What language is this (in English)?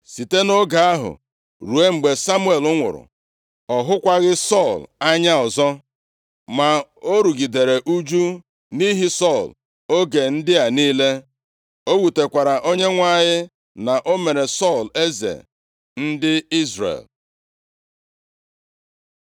Igbo